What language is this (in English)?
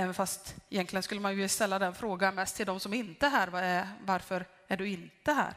Swedish